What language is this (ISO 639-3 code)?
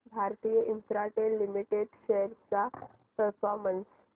mar